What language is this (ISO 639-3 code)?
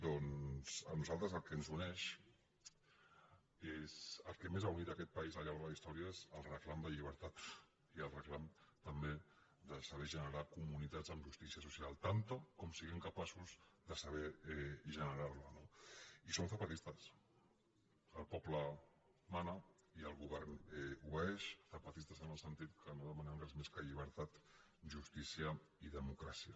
cat